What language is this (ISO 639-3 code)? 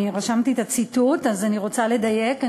heb